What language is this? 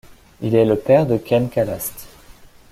French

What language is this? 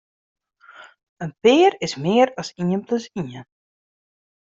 Western Frisian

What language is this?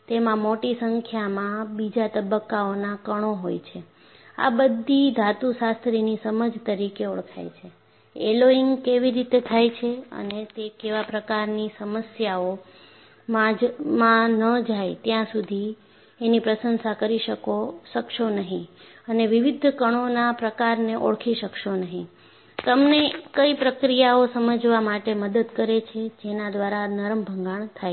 Gujarati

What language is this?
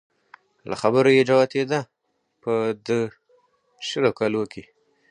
Pashto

